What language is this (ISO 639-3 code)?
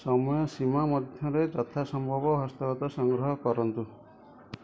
ori